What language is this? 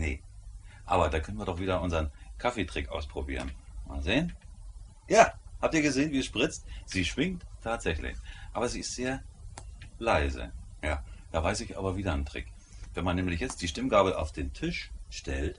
German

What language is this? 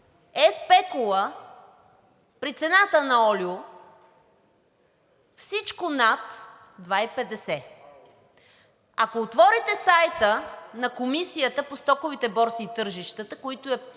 Bulgarian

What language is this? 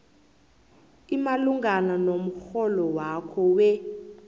South Ndebele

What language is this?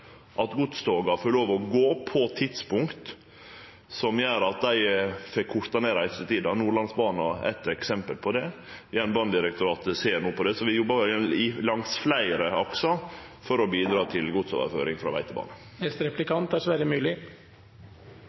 Norwegian Nynorsk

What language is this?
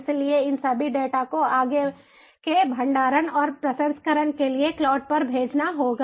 Hindi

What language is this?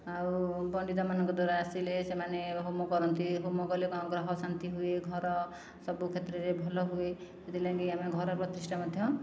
Odia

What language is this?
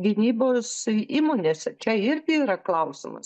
Lithuanian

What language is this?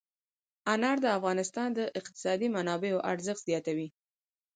Pashto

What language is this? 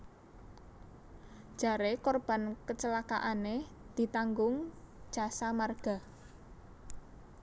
Javanese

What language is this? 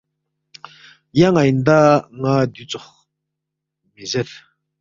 Balti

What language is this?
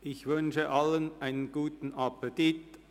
Swiss German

